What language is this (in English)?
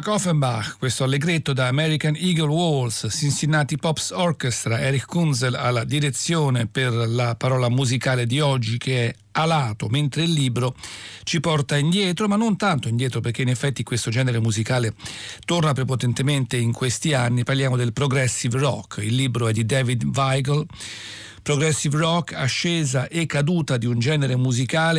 Italian